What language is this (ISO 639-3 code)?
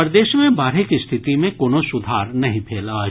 mai